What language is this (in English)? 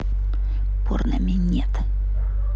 Russian